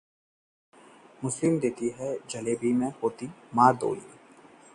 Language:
Hindi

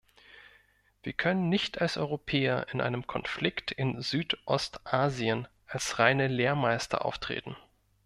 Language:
German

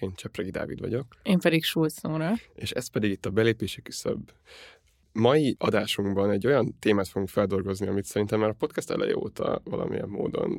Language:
Hungarian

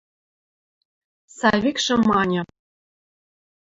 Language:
Western Mari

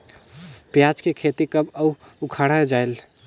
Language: Chhattisgarhi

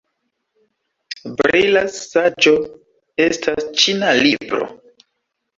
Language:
Esperanto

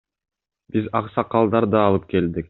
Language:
Kyrgyz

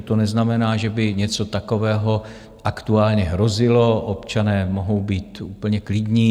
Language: Czech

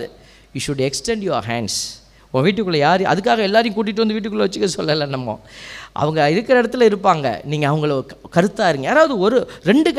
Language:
Tamil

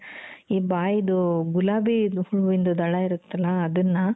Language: Kannada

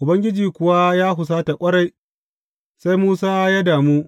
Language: Hausa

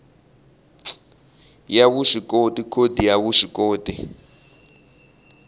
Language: Tsonga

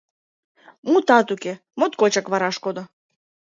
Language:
Mari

